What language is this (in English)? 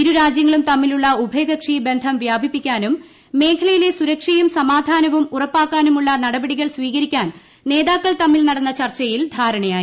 Malayalam